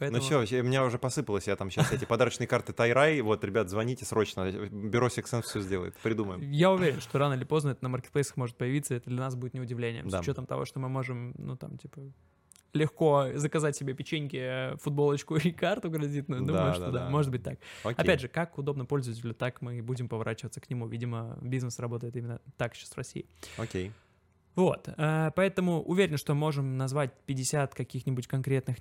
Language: Russian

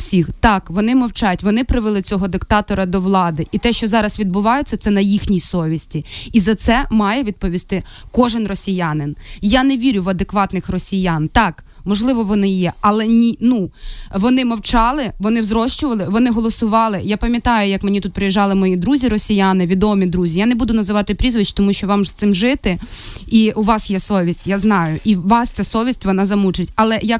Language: Ukrainian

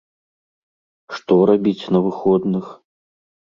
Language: Belarusian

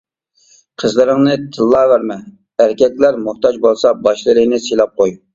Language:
Uyghur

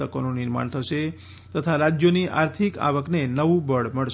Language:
Gujarati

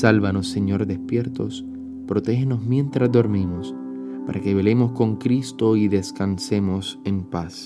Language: Spanish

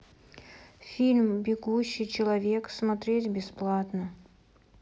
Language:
Russian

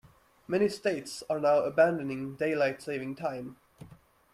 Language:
English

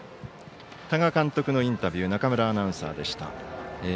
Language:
Japanese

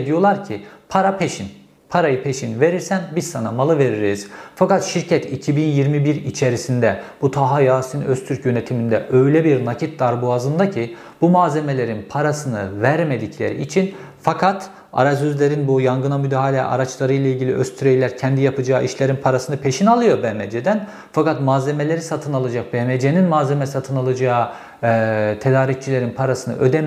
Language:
Turkish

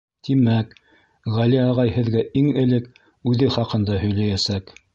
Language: Bashkir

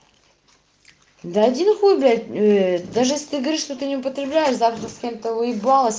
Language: Russian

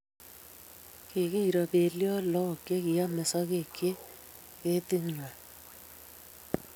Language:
Kalenjin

